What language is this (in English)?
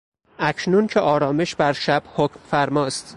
Persian